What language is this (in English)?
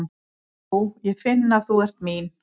Icelandic